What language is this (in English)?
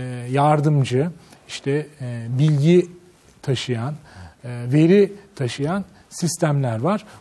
Turkish